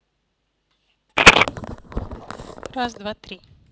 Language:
Russian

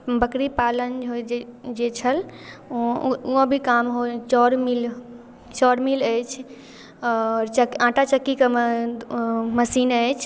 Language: Maithili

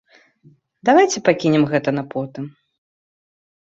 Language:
Belarusian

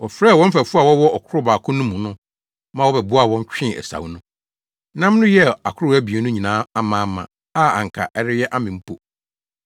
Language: Akan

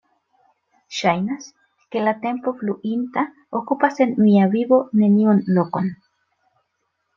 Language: Esperanto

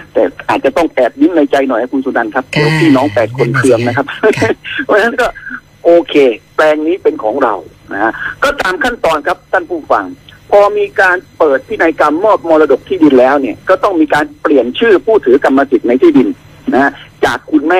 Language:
Thai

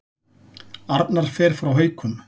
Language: Icelandic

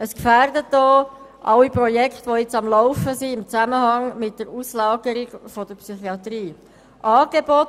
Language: Swiss German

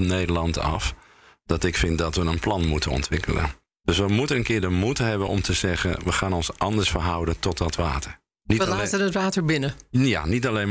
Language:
Dutch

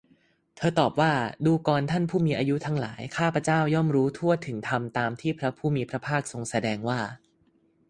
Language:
Thai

